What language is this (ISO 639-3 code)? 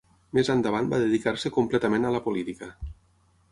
cat